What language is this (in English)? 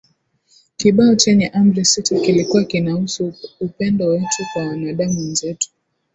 Swahili